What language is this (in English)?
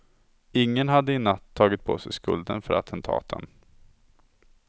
Swedish